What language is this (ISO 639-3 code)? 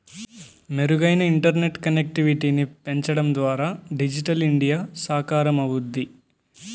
tel